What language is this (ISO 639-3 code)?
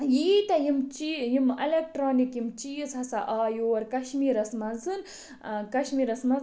kas